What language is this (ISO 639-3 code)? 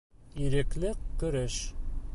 bak